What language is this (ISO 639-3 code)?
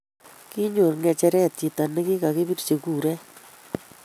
kln